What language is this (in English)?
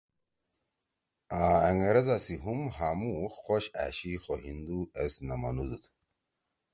Torwali